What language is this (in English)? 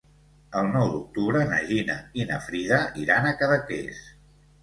Catalan